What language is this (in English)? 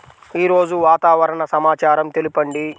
Telugu